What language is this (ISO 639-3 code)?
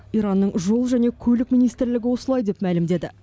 kaz